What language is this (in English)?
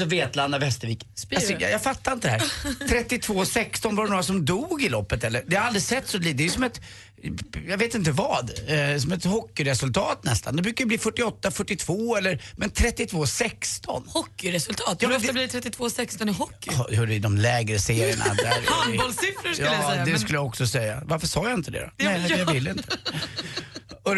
Swedish